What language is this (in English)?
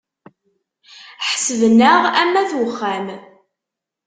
Kabyle